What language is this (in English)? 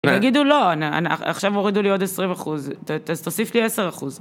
Hebrew